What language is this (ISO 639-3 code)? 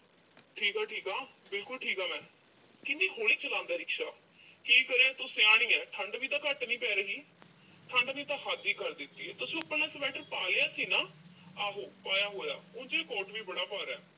pan